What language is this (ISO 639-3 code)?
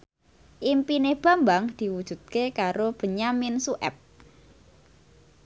jav